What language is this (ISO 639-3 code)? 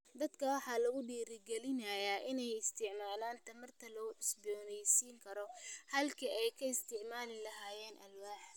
som